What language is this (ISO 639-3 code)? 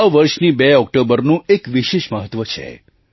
guj